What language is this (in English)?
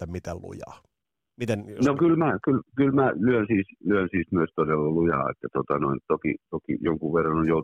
Finnish